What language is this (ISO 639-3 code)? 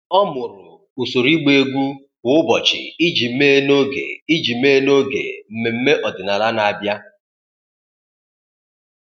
ibo